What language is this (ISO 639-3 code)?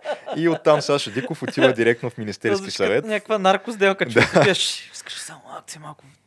bul